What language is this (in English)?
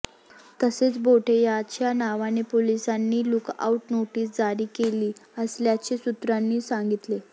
Marathi